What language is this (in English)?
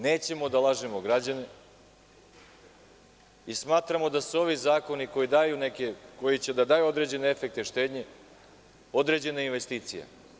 Serbian